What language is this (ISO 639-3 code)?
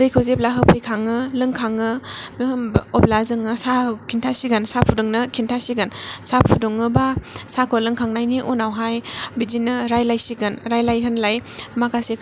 brx